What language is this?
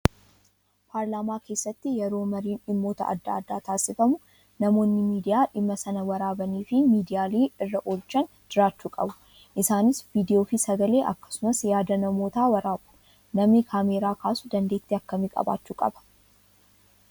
Oromo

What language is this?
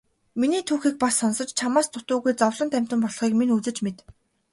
Mongolian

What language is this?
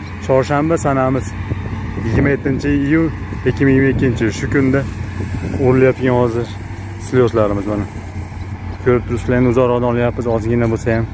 Turkish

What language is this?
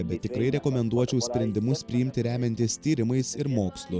Lithuanian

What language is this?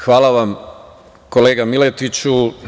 Serbian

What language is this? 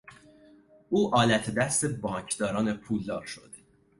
Persian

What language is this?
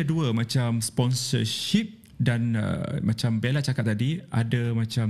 Malay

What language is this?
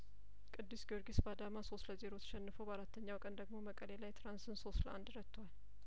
Amharic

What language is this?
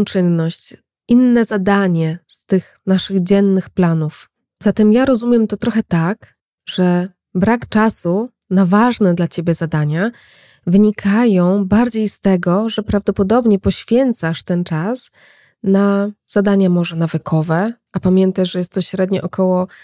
Polish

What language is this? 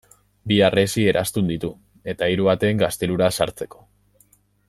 Basque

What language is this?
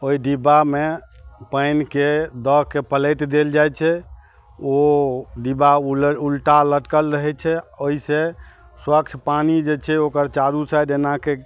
Maithili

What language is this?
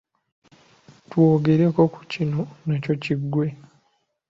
Ganda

